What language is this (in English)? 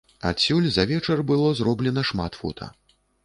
Belarusian